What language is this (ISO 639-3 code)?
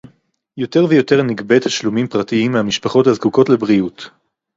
heb